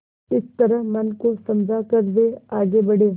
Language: Hindi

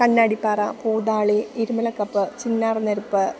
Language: Malayalam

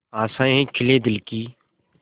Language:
Hindi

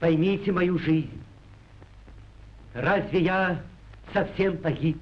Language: Russian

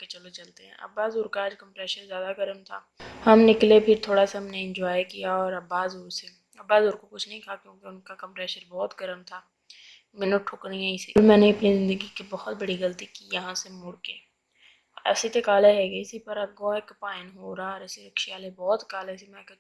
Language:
Urdu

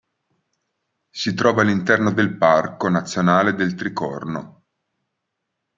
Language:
Italian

